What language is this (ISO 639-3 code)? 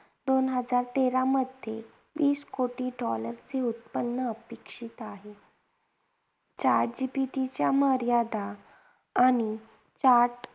mar